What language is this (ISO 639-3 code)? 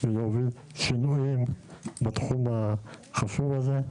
heb